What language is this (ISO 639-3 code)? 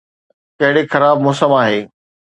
snd